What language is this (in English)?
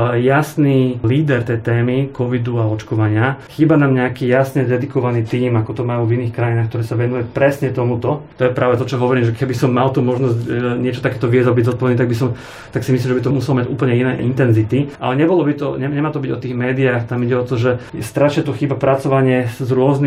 Slovak